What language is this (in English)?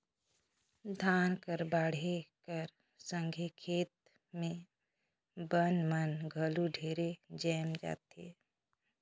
Chhattisgarhi